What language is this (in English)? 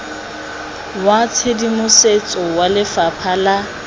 Tswana